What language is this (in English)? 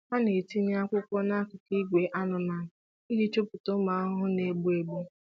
Igbo